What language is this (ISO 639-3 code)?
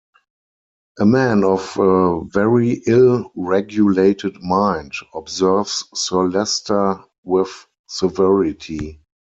eng